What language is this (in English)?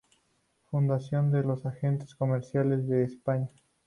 Spanish